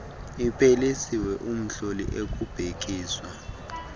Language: Xhosa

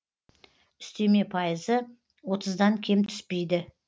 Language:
Kazakh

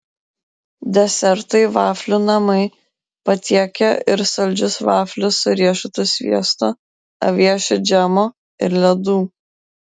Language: Lithuanian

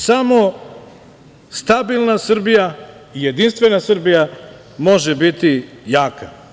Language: Serbian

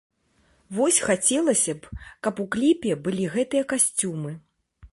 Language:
Belarusian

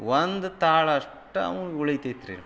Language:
Kannada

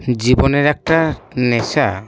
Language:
Bangla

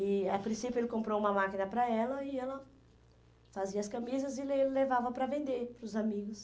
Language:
Portuguese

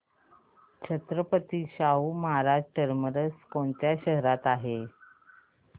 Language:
Marathi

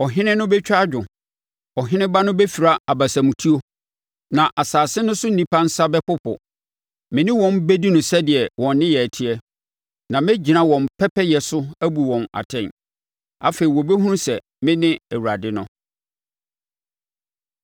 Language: Akan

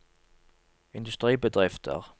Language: Norwegian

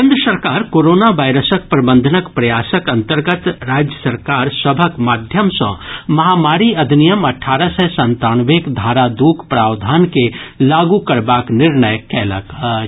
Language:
Maithili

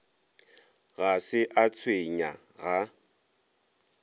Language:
Northern Sotho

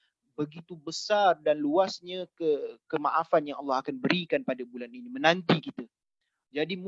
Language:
Malay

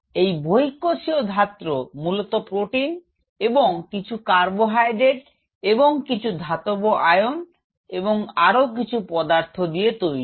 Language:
Bangla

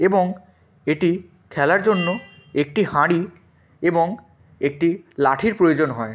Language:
Bangla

